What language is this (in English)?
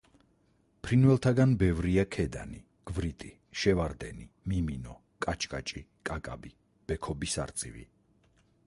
Georgian